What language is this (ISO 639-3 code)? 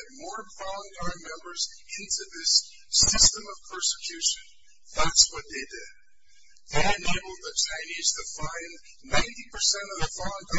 eng